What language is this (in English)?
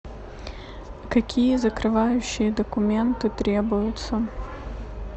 Russian